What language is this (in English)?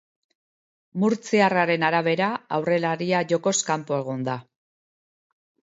Basque